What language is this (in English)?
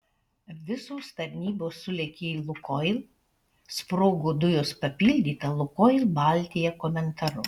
Lithuanian